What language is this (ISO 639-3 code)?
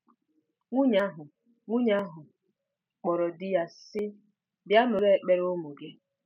ibo